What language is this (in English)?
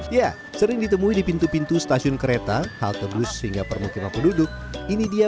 Indonesian